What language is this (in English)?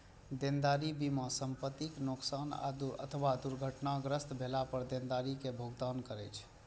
Maithili